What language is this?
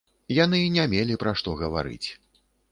Belarusian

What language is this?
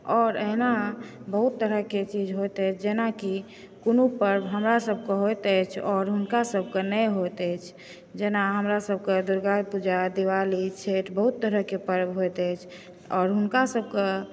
Maithili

